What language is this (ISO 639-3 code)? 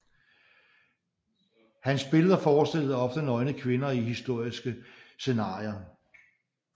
dan